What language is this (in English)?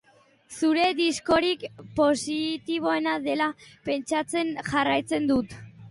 Basque